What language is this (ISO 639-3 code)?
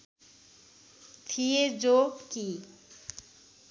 nep